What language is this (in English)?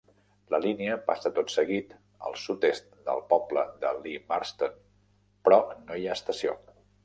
Catalan